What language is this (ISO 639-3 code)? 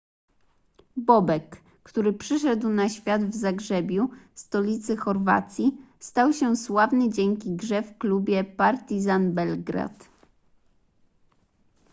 pol